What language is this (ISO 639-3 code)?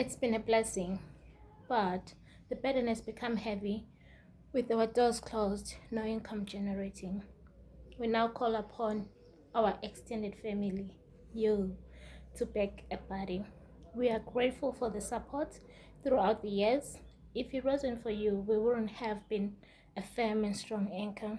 eng